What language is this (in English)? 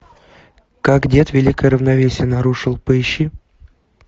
Russian